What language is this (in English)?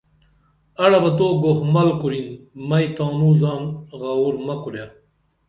Dameli